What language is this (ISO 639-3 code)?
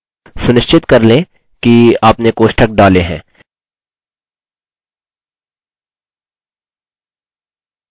hin